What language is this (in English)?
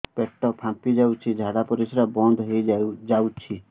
Odia